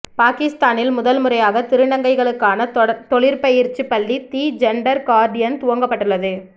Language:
Tamil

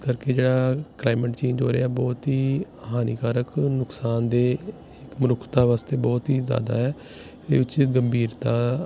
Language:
Punjabi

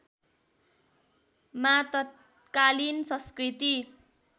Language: Nepali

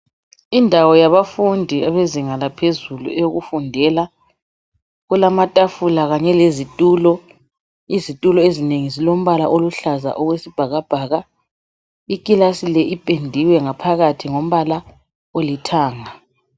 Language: North Ndebele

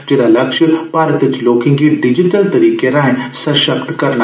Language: Dogri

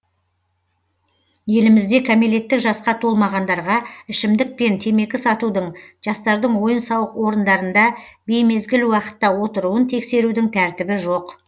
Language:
Kazakh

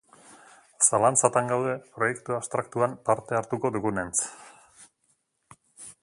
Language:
Basque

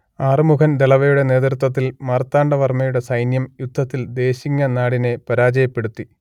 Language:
Malayalam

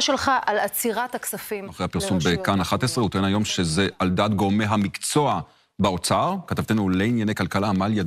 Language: Hebrew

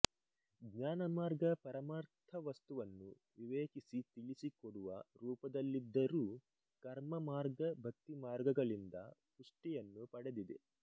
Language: Kannada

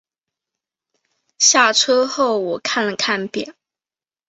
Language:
Chinese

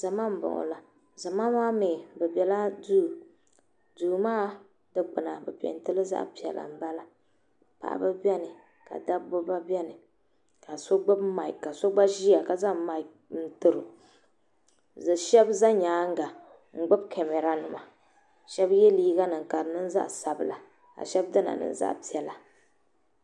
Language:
Dagbani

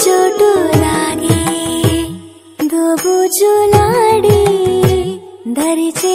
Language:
Hindi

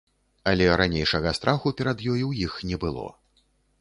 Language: Belarusian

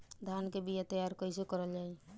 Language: Bhojpuri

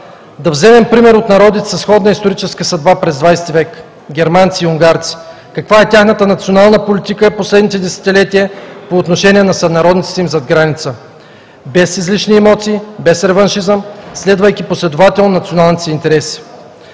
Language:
Bulgarian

